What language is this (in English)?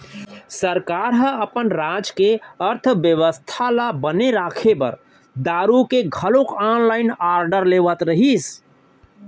Chhattisgarhi